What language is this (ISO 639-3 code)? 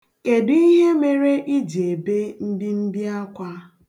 ibo